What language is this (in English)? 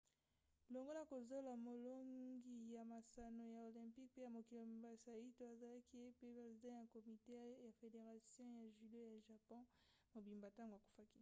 Lingala